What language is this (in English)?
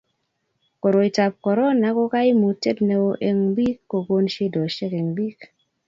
Kalenjin